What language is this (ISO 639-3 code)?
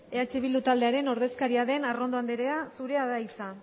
eus